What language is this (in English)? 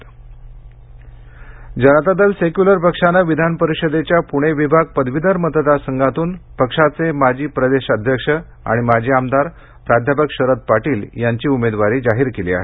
Marathi